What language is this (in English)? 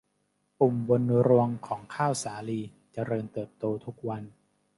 Thai